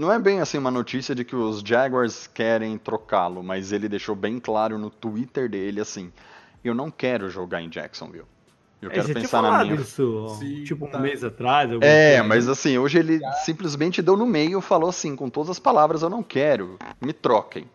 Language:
Portuguese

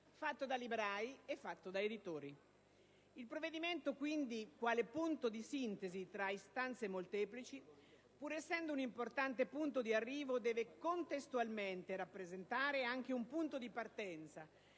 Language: Italian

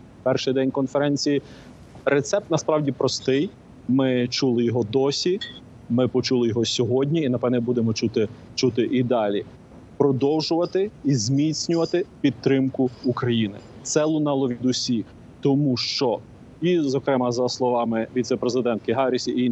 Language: Ukrainian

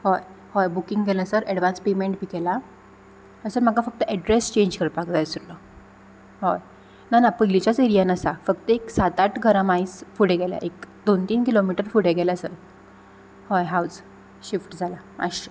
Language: Konkani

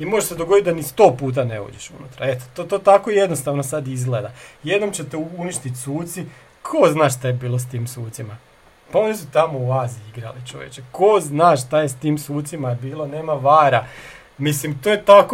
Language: Croatian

